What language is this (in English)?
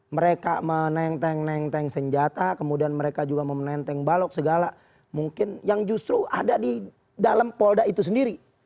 Indonesian